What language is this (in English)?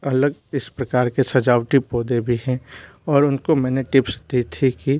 Hindi